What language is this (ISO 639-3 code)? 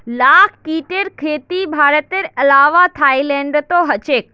mag